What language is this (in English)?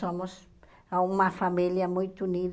Portuguese